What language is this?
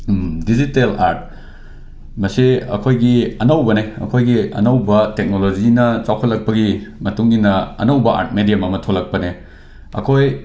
Manipuri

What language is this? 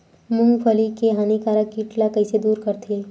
Chhattisgarhi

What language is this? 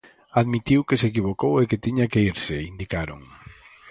Galician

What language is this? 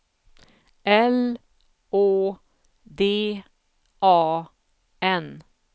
Swedish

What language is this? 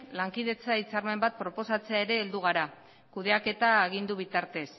Basque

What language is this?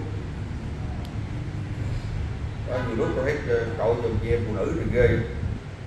Vietnamese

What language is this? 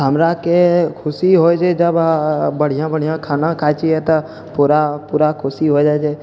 Maithili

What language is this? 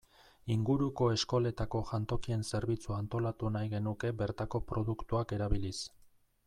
Basque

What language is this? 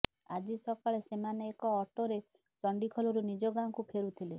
Odia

